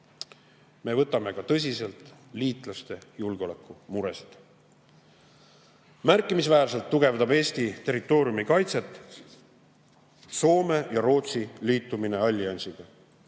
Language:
Estonian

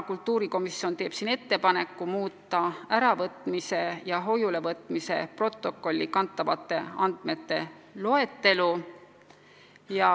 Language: Estonian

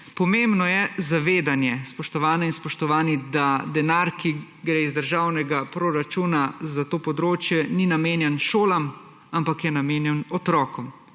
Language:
Slovenian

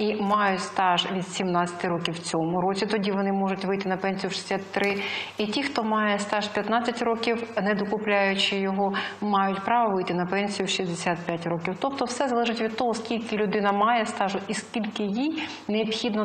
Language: Ukrainian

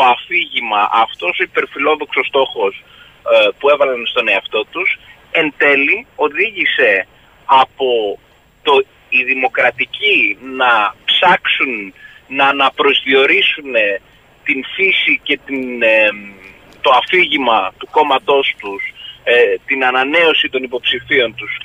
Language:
Greek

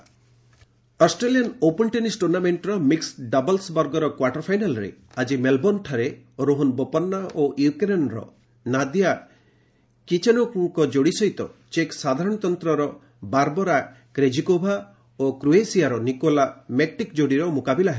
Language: Odia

